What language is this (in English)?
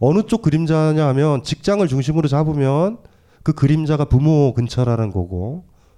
Korean